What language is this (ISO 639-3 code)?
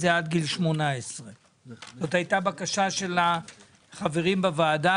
heb